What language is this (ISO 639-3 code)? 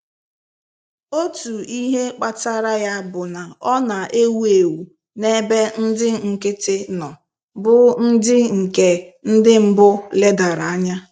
ibo